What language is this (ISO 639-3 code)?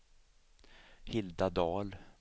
swe